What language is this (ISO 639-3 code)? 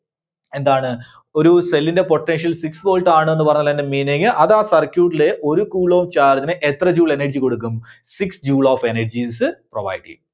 mal